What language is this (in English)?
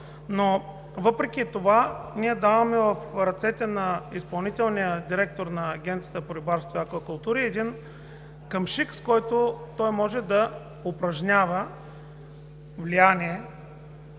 Bulgarian